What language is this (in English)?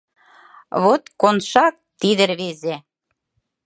Mari